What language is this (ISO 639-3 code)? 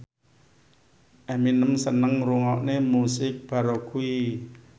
jav